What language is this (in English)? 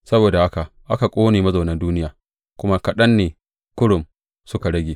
Hausa